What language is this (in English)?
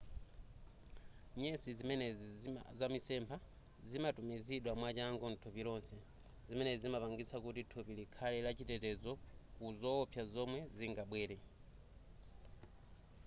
Nyanja